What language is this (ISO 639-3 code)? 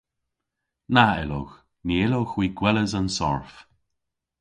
cor